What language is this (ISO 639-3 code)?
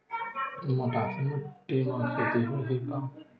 hne